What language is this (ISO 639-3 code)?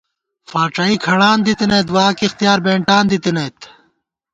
gwt